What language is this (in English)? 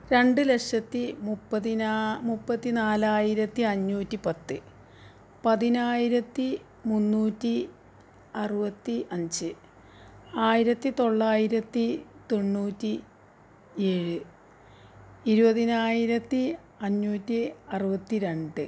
Malayalam